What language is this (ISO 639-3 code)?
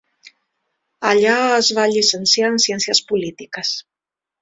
cat